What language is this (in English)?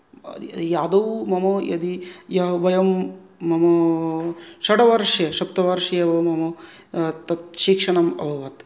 Sanskrit